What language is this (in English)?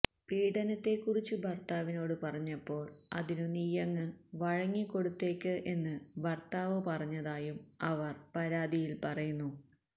Malayalam